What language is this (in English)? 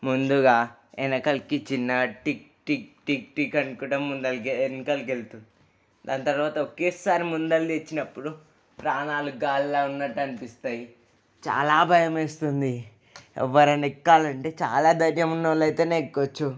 Telugu